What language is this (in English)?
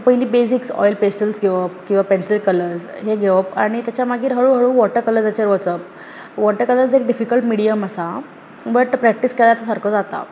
Konkani